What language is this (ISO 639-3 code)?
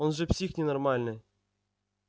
rus